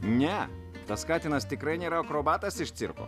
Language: Lithuanian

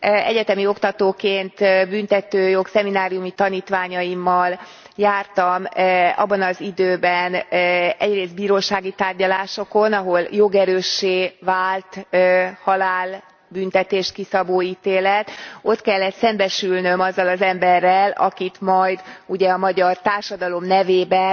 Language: Hungarian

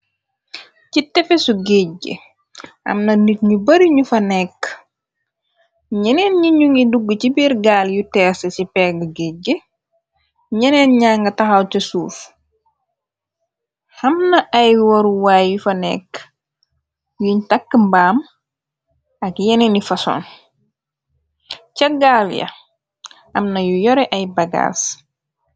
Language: Wolof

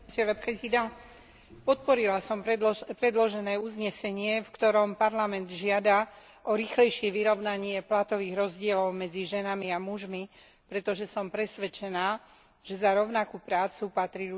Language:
Slovak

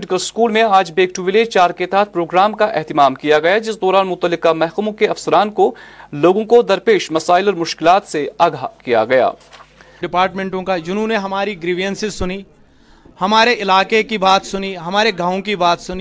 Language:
Urdu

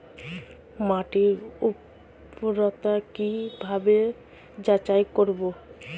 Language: Bangla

